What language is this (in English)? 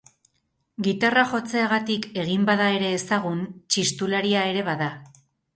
Basque